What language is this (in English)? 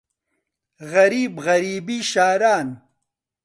Central Kurdish